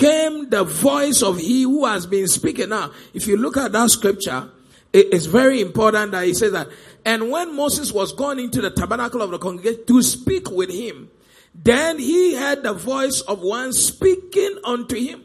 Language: English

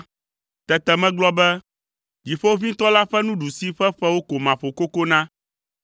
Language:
Ewe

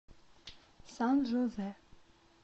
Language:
Russian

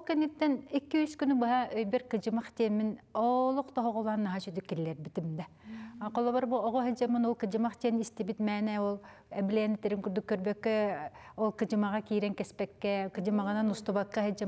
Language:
Arabic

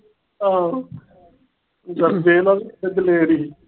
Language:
Punjabi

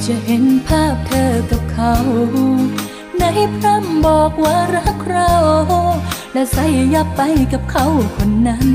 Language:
Thai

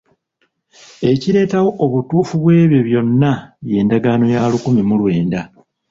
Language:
Ganda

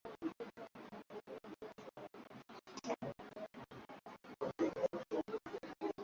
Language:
Swahili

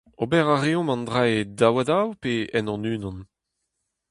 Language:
Breton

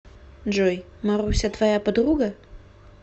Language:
Russian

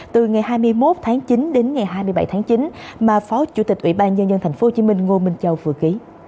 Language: Vietnamese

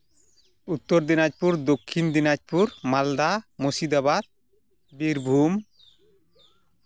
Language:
Santali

